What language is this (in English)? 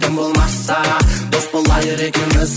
Kazakh